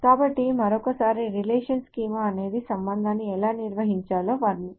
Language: Telugu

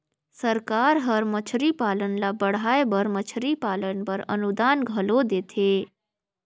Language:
Chhattisgarhi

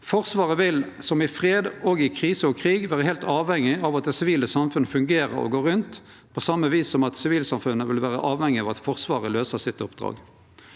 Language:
Norwegian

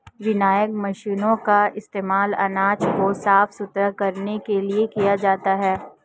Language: Hindi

